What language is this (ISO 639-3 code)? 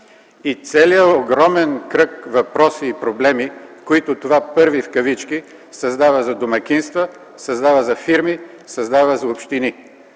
bul